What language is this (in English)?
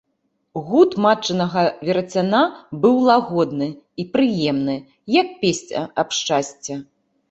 Belarusian